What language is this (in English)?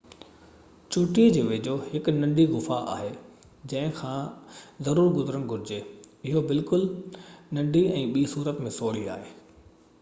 Sindhi